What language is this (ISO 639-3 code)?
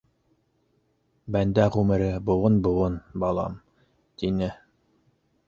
bak